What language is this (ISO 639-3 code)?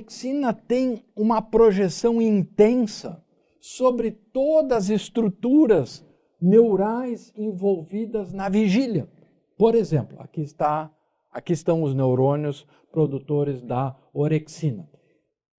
por